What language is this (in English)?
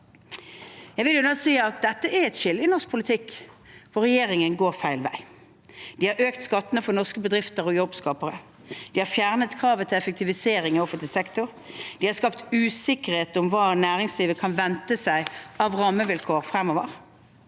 Norwegian